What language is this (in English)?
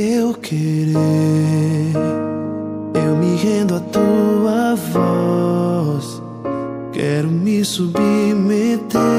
Portuguese